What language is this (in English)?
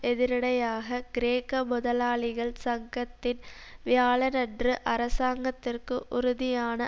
Tamil